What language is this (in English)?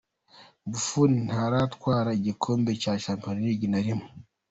Kinyarwanda